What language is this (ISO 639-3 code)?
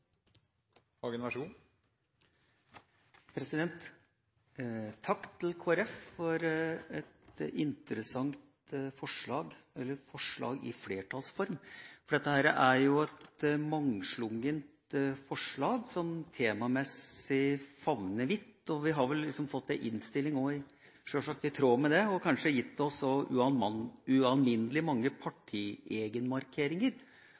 nor